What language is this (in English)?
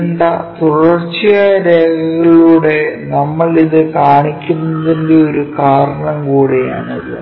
Malayalam